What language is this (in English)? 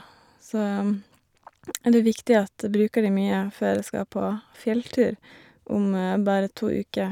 Norwegian